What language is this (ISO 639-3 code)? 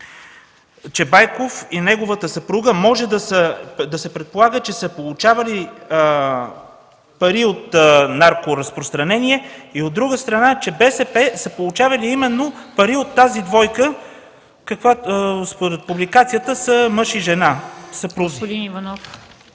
bul